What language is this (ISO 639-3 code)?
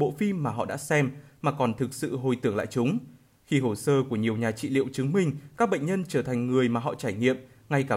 vie